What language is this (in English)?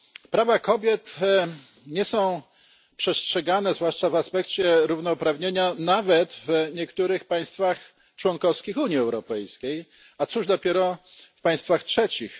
Polish